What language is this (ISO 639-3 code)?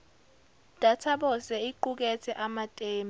zul